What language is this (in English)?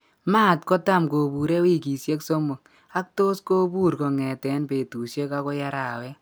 Kalenjin